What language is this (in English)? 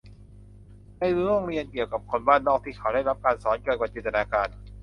Thai